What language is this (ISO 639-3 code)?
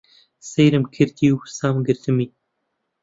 ckb